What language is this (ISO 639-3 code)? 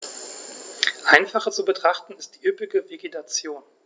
deu